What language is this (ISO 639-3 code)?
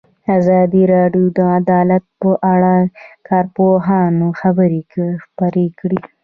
pus